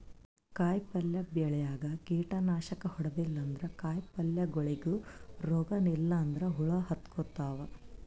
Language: Kannada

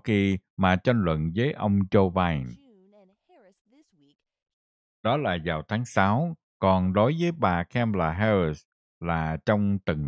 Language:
Vietnamese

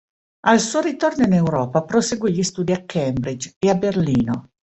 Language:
Italian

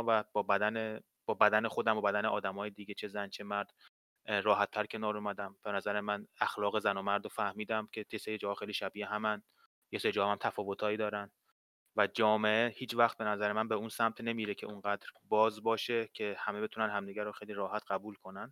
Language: Persian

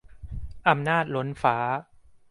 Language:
Thai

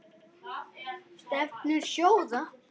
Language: Icelandic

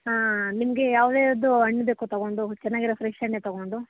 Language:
Kannada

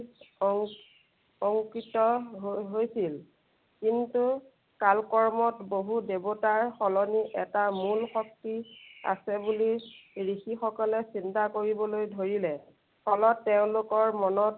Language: Assamese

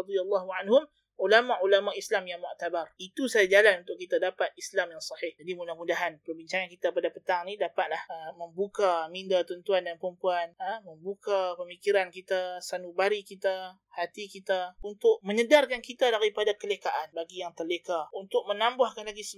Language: Malay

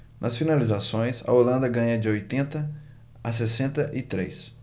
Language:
Portuguese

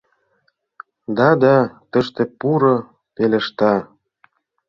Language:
Mari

